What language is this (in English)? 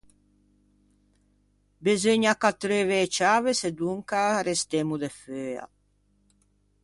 Ligurian